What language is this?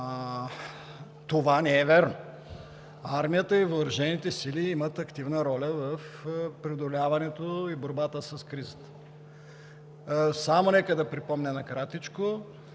Bulgarian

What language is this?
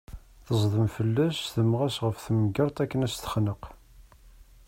Kabyle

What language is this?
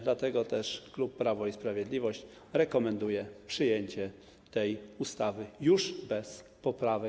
Polish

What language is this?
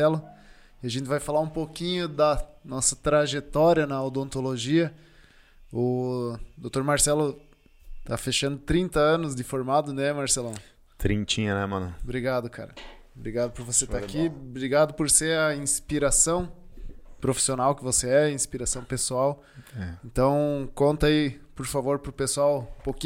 Portuguese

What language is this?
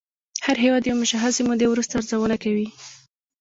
Pashto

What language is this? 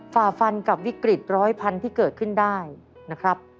Thai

